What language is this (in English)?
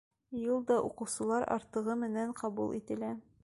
Bashkir